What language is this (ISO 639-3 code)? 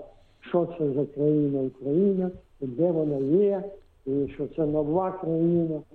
ukr